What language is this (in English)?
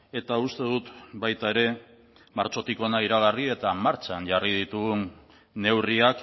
Basque